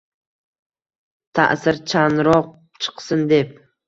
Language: Uzbek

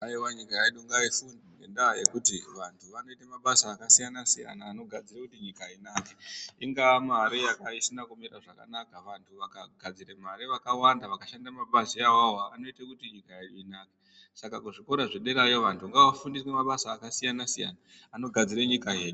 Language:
Ndau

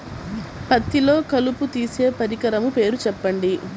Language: Telugu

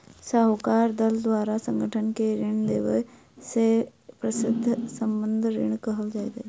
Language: Maithili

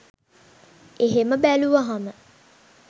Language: Sinhala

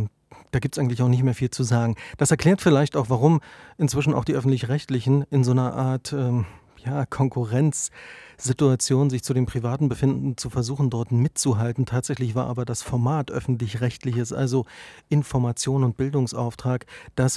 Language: German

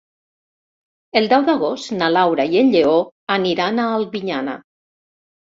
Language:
Catalan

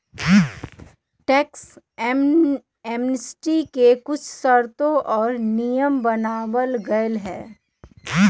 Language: Magahi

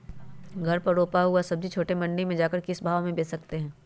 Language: Magahi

